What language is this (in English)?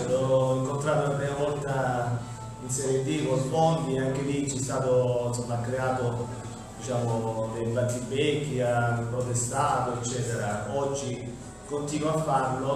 Italian